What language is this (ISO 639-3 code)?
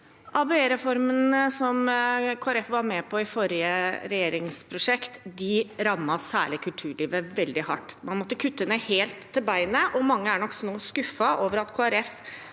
nor